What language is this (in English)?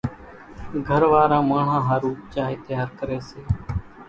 Kachi Koli